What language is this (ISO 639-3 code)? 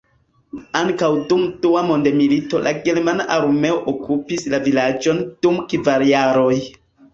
epo